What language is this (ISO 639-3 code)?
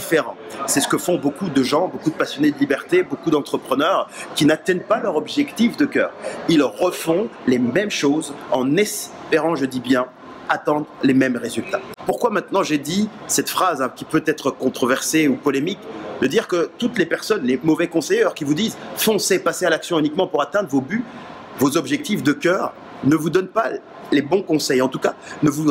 fra